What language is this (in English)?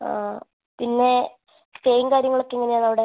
Malayalam